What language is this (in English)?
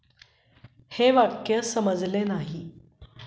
Marathi